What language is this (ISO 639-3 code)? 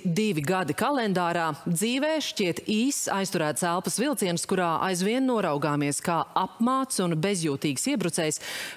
lav